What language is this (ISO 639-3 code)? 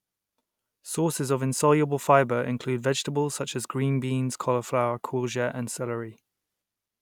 eng